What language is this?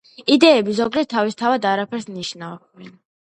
Georgian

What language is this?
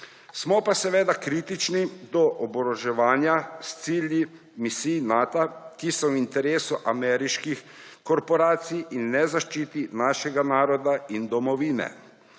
Slovenian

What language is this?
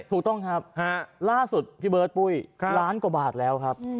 Thai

